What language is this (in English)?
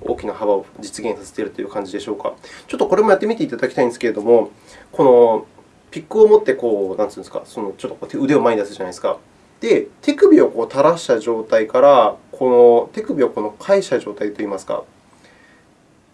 Japanese